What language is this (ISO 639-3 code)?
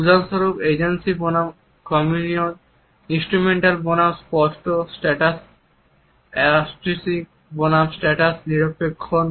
ben